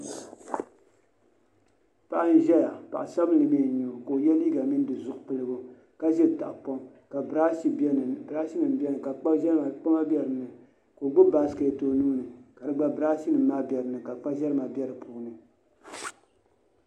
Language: Dagbani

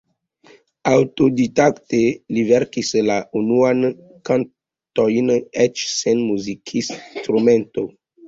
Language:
Esperanto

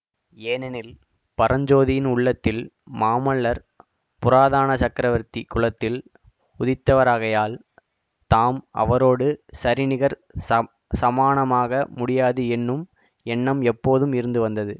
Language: Tamil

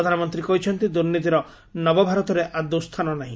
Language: Odia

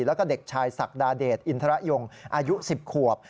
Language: Thai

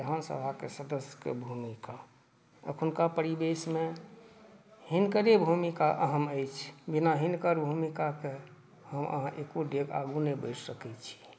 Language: Maithili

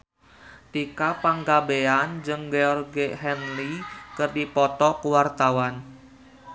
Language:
Sundanese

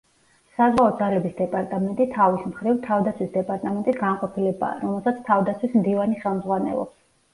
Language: Georgian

